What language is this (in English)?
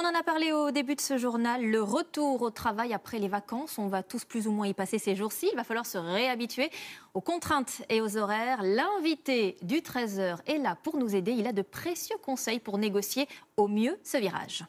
French